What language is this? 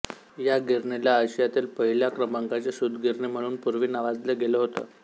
Marathi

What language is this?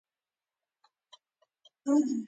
Pashto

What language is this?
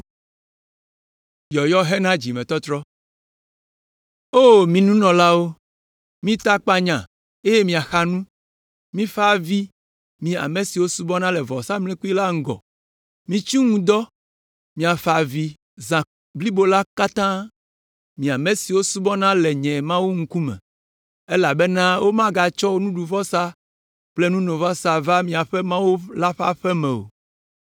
Ewe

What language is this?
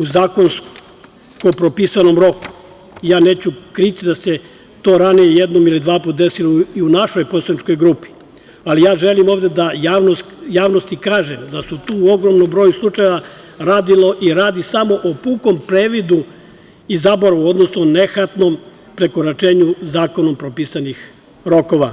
Serbian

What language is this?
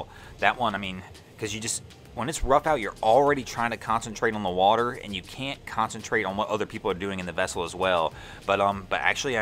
English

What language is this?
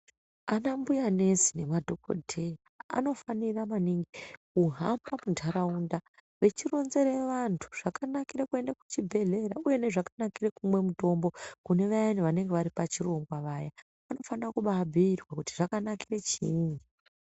Ndau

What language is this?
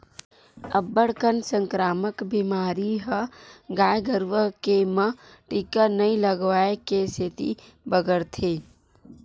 Chhattisgarhi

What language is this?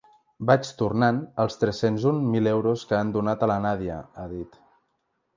Catalan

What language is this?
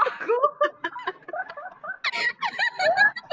Marathi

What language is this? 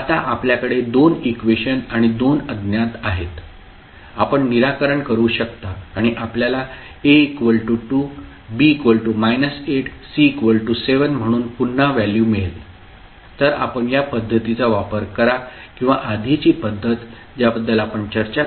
Marathi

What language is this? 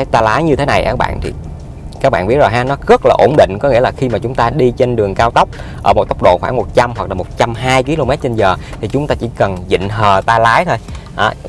Vietnamese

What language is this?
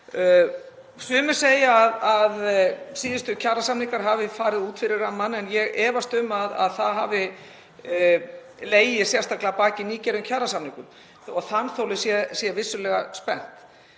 Icelandic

